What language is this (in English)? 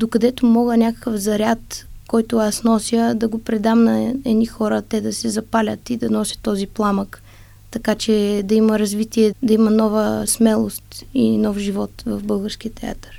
Bulgarian